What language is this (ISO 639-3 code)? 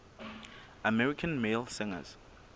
sot